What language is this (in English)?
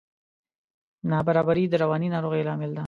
Pashto